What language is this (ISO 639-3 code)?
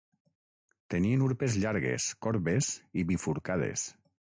cat